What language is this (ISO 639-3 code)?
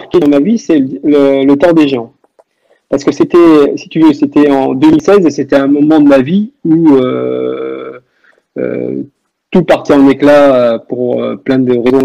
fra